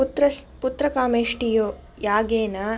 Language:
Sanskrit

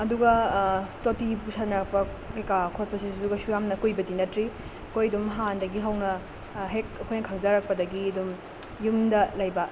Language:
Manipuri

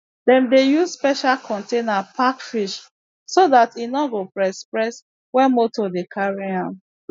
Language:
Nigerian Pidgin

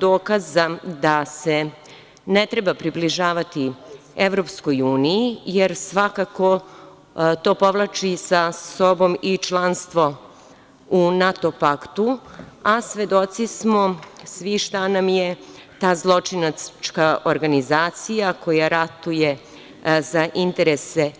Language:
Serbian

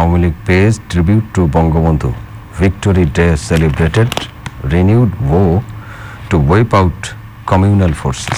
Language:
Hindi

